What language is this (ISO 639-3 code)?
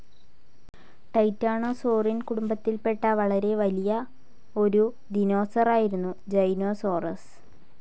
mal